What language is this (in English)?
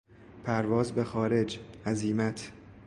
Persian